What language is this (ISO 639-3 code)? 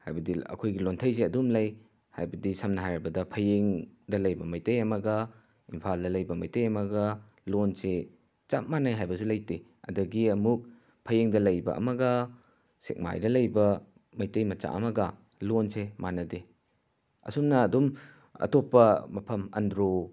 mni